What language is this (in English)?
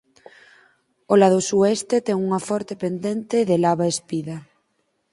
Galician